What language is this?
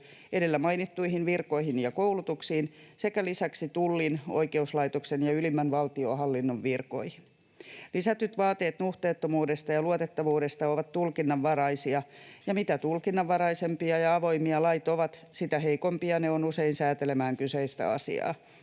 Finnish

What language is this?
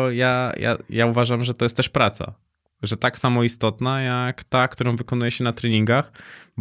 Polish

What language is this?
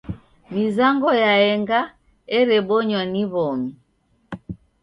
Taita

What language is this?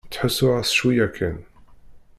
Kabyle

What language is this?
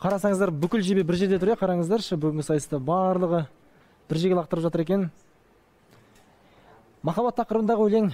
Turkish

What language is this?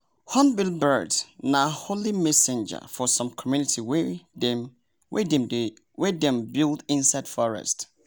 Nigerian Pidgin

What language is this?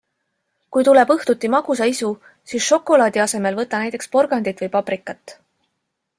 Estonian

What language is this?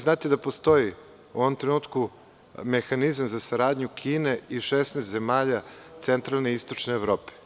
Serbian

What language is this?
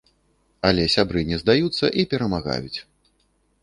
Belarusian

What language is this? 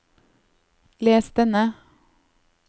Norwegian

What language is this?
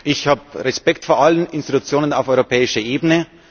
German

